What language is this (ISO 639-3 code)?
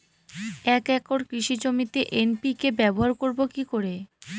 ben